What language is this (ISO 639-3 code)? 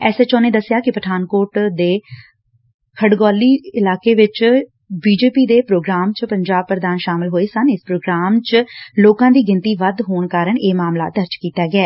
pan